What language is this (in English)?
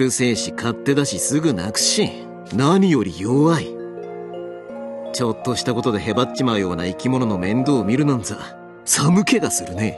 Japanese